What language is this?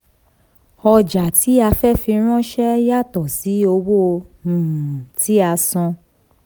Yoruba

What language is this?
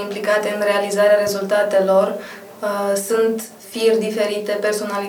Romanian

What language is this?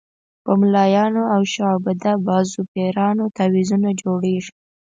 Pashto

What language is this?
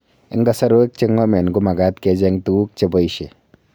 Kalenjin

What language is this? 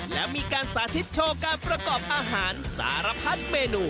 Thai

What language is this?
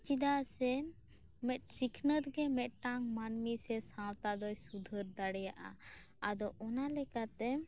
Santali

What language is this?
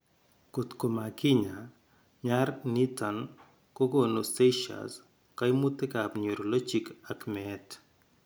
Kalenjin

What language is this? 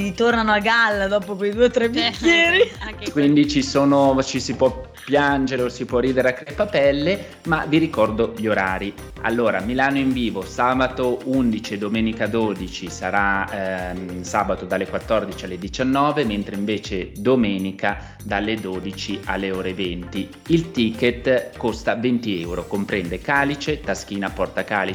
Italian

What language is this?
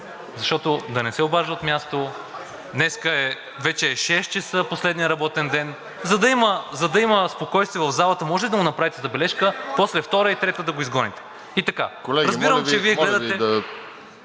Bulgarian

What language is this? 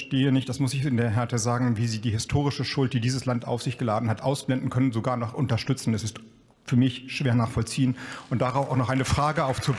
German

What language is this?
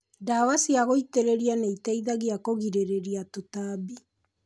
Kikuyu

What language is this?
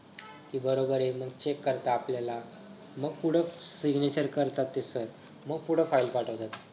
Marathi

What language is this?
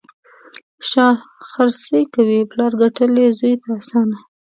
Pashto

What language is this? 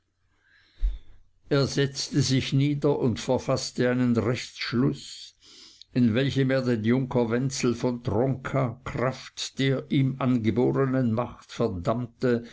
German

